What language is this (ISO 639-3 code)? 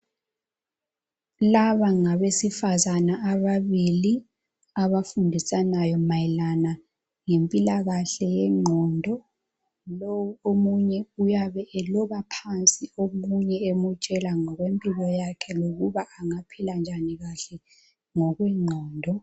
nde